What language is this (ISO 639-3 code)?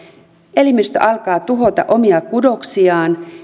fin